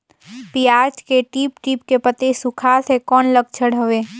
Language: Chhattisgarhi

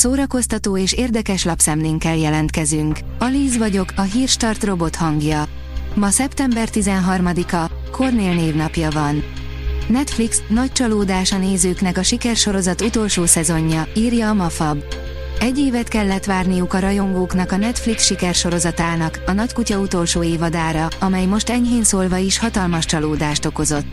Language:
Hungarian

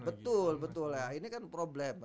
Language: Indonesian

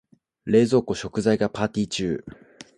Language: Japanese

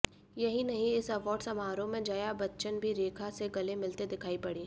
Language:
Hindi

